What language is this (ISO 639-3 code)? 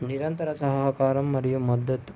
tel